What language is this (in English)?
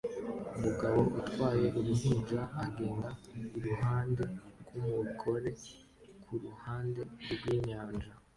Kinyarwanda